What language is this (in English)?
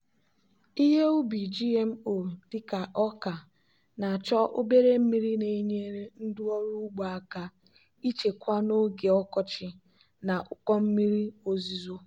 Igbo